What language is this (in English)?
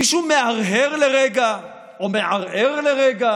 Hebrew